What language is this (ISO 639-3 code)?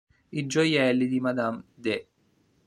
ita